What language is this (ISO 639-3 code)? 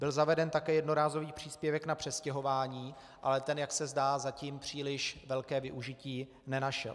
ces